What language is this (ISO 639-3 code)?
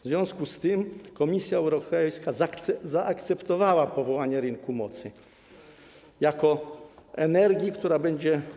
pol